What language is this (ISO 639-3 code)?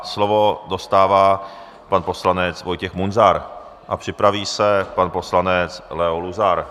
ces